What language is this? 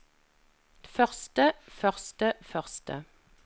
Norwegian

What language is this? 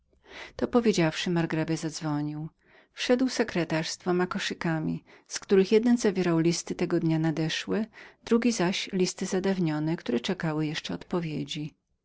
Polish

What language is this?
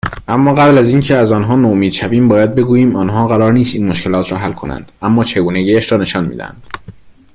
Persian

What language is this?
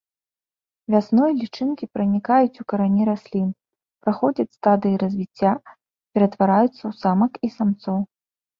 Belarusian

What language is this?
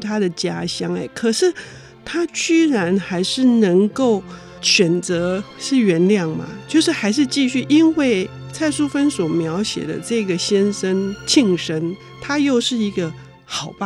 Chinese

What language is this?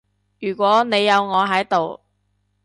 Cantonese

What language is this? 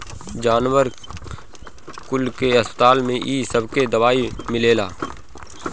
Bhojpuri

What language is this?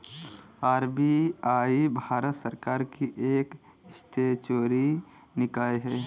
Hindi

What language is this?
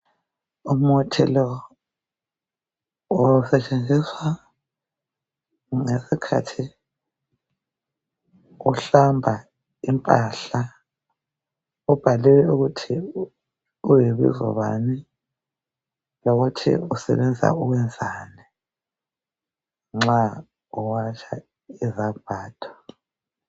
North Ndebele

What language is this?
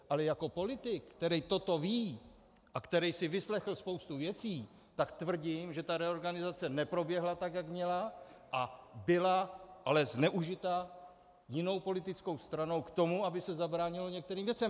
Czech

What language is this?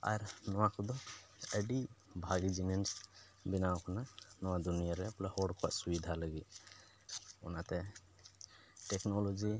Santali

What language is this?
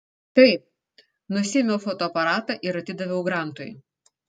Lithuanian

